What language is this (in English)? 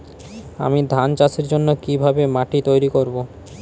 Bangla